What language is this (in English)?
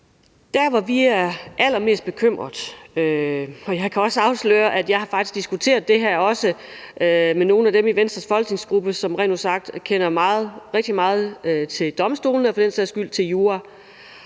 Danish